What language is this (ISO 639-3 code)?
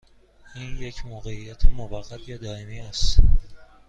fas